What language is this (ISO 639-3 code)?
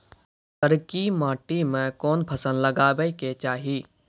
mai